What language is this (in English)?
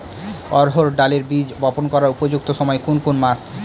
Bangla